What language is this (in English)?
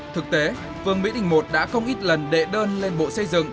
Vietnamese